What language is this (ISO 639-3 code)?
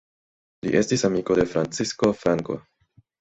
epo